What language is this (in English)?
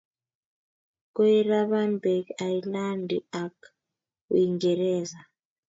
Kalenjin